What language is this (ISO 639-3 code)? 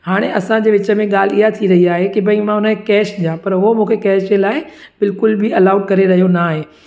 snd